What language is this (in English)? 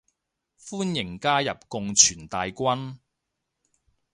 Cantonese